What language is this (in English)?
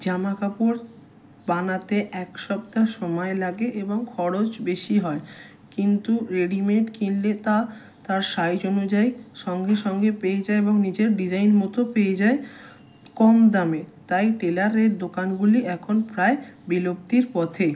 Bangla